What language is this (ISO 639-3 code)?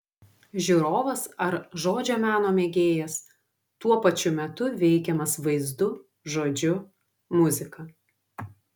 lit